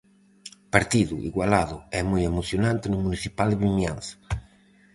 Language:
Galician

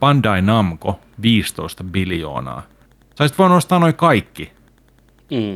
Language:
Finnish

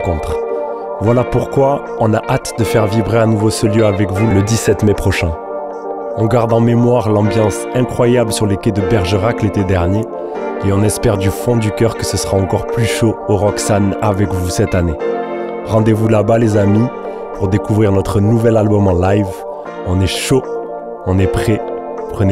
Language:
French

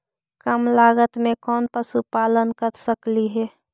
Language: Magahi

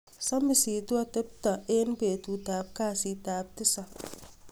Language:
Kalenjin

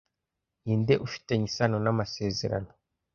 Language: Kinyarwanda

